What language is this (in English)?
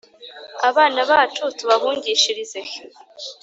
Kinyarwanda